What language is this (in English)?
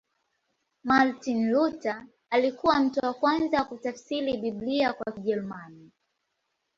Swahili